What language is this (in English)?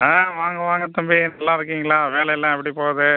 Tamil